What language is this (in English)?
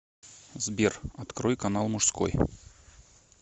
Russian